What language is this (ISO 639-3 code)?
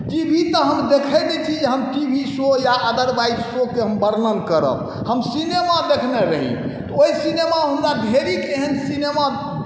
mai